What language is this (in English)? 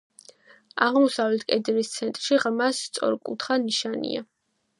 Georgian